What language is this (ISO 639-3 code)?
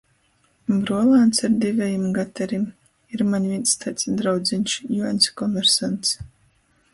ltg